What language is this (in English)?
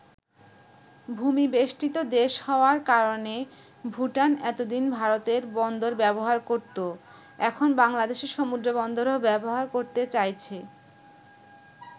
Bangla